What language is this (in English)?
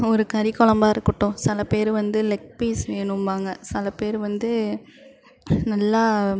Tamil